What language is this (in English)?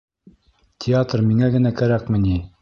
Bashkir